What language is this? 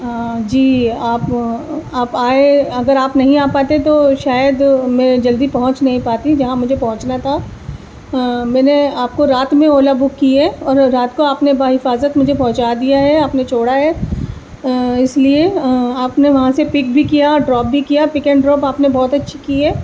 Urdu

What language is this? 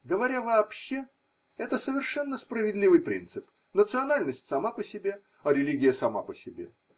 Russian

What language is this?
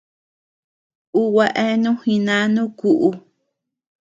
Tepeuxila Cuicatec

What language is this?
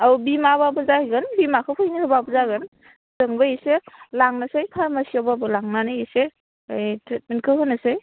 Bodo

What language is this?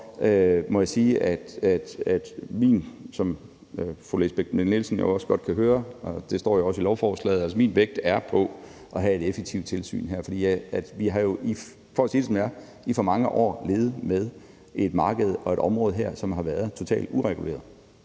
Danish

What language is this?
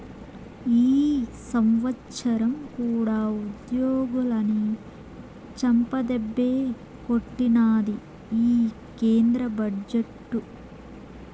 Telugu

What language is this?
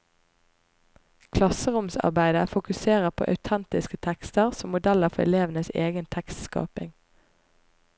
Norwegian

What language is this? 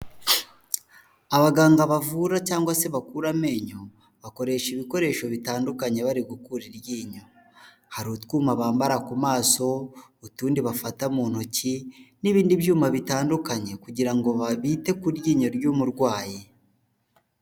Kinyarwanda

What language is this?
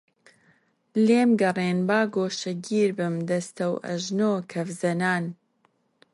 Central Kurdish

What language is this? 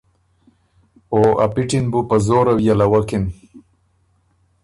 Ormuri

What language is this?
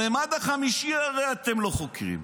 Hebrew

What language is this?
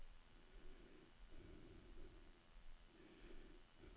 Norwegian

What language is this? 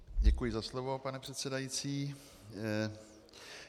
Czech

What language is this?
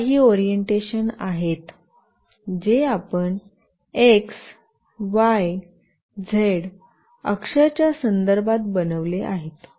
Marathi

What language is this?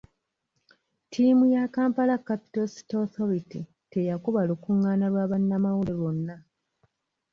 Ganda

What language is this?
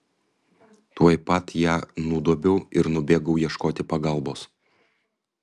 Lithuanian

